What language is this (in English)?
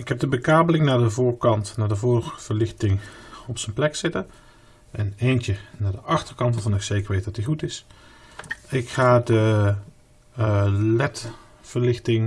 Dutch